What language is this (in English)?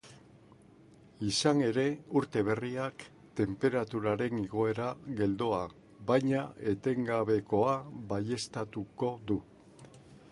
Basque